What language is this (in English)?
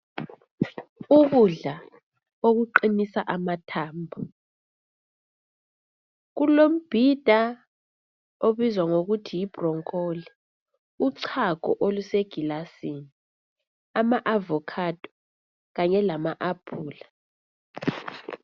North Ndebele